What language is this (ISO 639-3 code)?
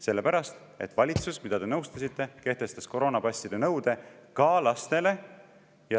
est